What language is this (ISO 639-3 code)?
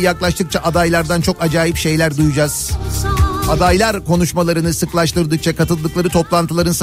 tur